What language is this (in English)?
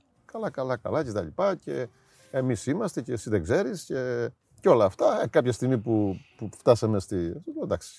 Greek